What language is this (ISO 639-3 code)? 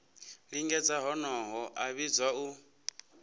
ven